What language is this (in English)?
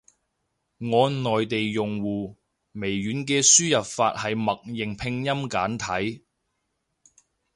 Cantonese